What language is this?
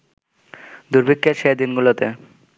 Bangla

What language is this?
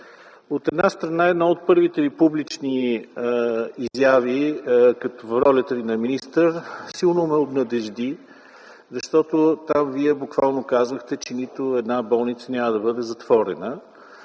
Bulgarian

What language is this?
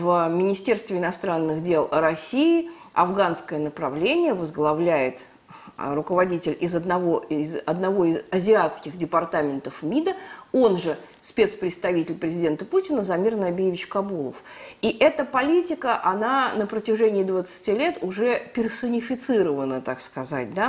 Russian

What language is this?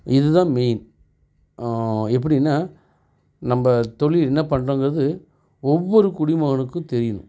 Tamil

